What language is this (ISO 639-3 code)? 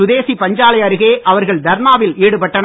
tam